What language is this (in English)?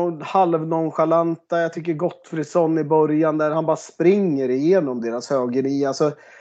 Swedish